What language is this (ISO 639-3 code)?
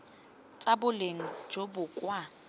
tsn